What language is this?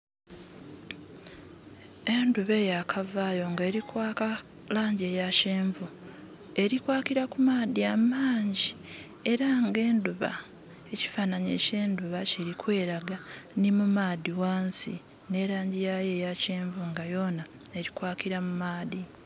Soga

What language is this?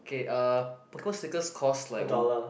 English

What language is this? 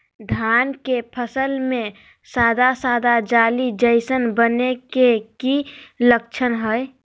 Magahi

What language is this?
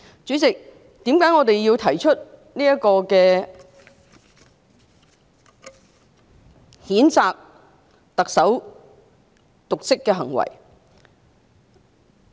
Cantonese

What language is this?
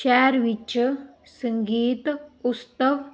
Punjabi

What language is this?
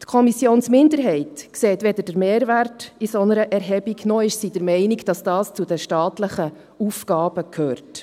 Swiss German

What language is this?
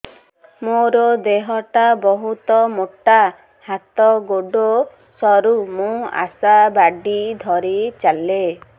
Odia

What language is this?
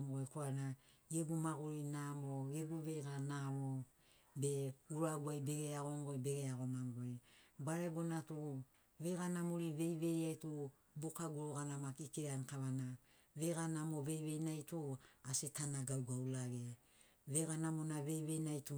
Sinaugoro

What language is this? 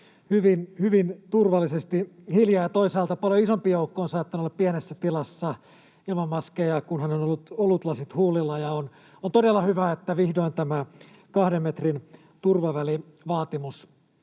Finnish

